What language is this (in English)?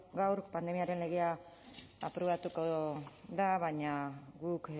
Basque